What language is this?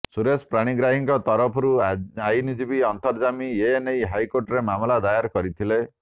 Odia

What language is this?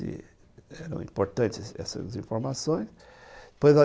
Portuguese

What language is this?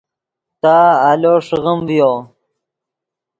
Yidgha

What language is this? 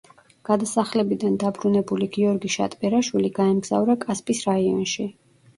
Georgian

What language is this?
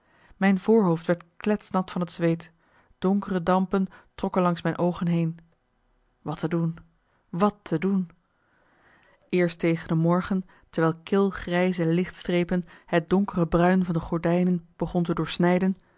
Dutch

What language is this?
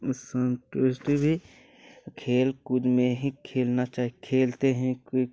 Hindi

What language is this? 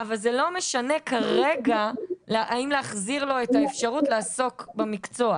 Hebrew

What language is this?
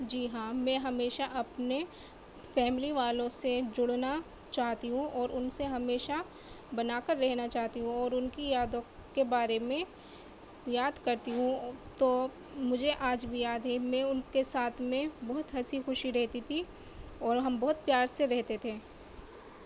Urdu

